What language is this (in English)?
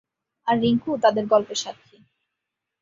Bangla